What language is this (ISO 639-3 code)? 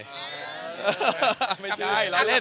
tha